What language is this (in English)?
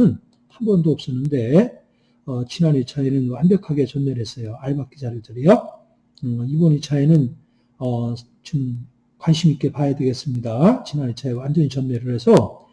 Korean